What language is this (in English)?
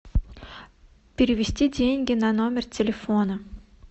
Russian